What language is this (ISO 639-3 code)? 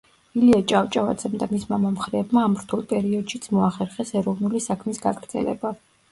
kat